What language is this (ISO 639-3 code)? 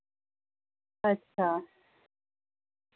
doi